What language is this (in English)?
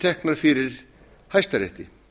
Icelandic